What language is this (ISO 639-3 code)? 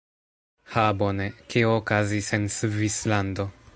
epo